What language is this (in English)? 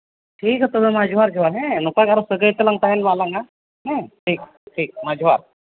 Santali